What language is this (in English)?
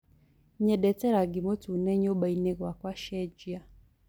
Kikuyu